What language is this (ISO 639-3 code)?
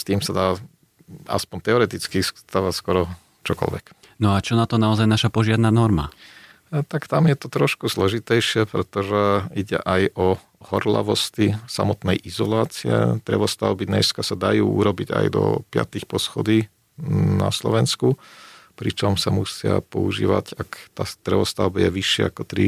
slk